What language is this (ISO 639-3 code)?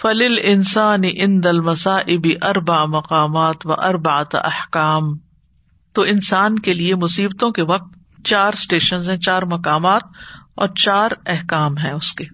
urd